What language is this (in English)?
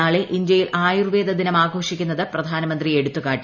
Malayalam